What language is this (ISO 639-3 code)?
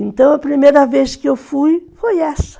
por